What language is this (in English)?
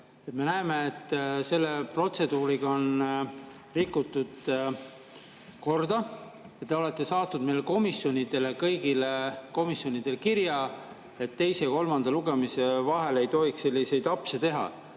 Estonian